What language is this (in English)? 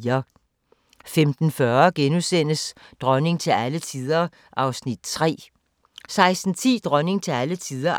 Danish